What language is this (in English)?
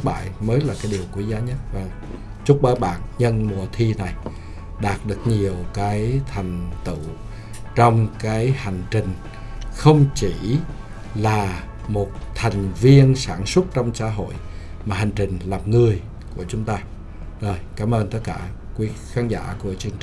Vietnamese